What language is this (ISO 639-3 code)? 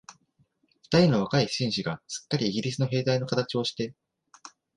jpn